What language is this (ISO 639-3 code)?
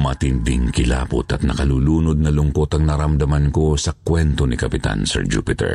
fil